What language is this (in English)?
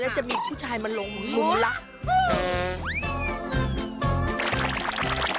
Thai